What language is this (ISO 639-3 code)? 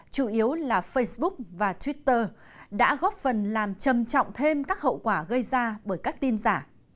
vie